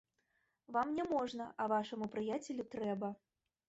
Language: Belarusian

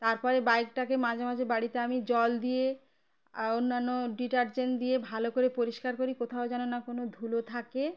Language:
Bangla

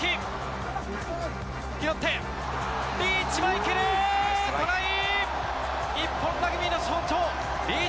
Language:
Japanese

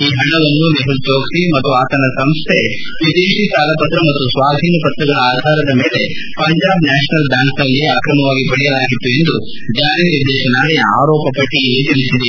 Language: Kannada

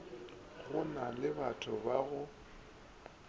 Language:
Northern Sotho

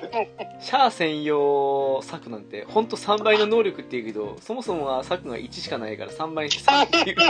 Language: Japanese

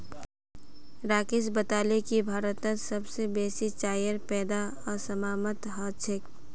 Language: Magahi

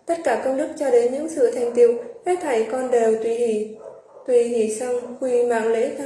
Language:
Vietnamese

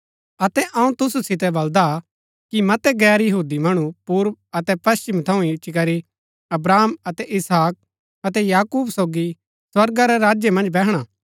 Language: Gaddi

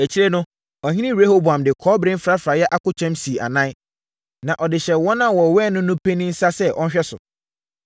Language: Akan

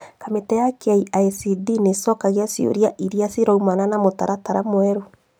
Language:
Kikuyu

